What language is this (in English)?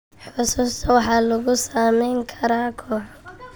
Somali